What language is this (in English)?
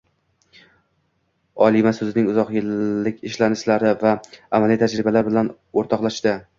Uzbek